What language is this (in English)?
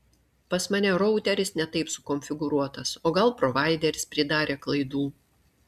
Lithuanian